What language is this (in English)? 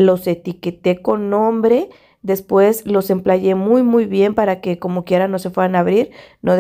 Spanish